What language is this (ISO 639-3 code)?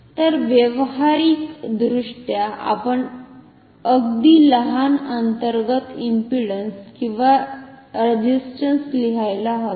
mar